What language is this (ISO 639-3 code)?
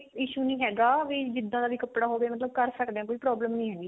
pan